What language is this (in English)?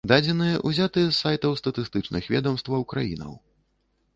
Belarusian